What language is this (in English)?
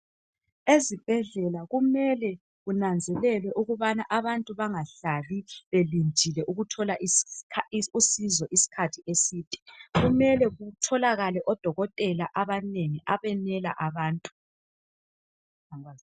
North Ndebele